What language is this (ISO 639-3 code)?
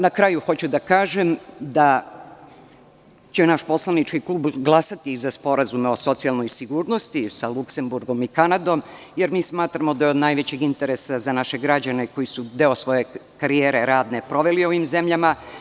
srp